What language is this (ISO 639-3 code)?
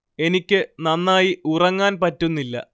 mal